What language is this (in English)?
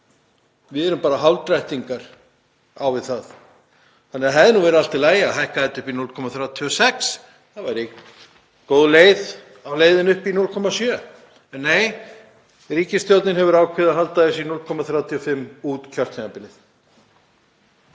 Icelandic